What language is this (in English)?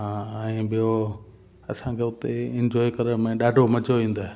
Sindhi